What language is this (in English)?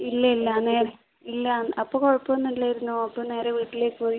Malayalam